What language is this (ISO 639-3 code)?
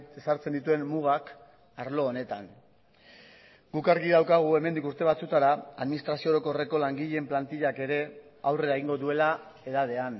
eus